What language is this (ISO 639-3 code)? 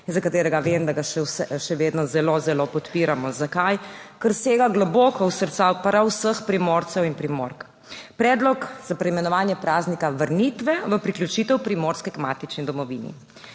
slv